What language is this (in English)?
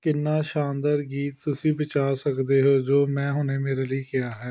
Punjabi